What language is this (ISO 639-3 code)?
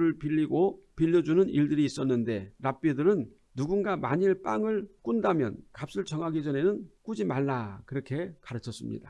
kor